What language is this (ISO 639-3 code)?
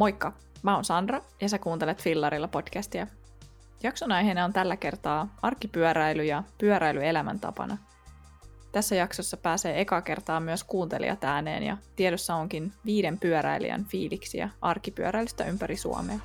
fin